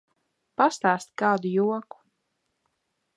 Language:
Latvian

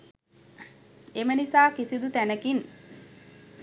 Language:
Sinhala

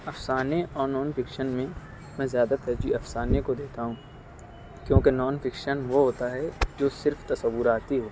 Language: Urdu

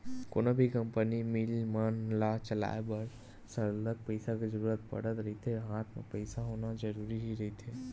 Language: Chhattisgarhi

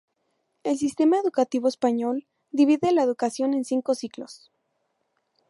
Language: Spanish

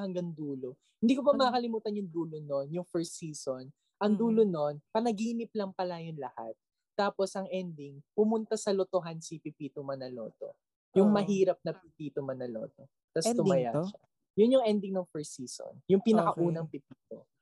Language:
Filipino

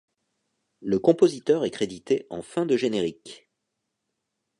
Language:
French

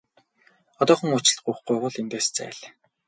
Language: Mongolian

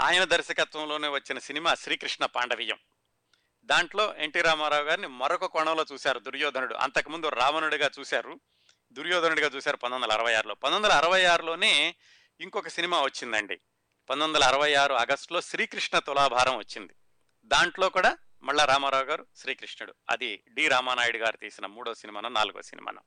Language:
Telugu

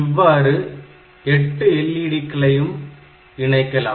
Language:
Tamil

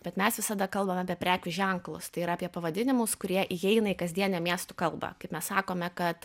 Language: Lithuanian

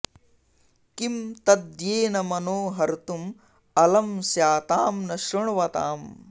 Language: Sanskrit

